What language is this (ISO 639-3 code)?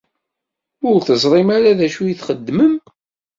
kab